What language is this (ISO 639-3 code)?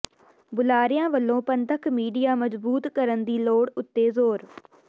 pan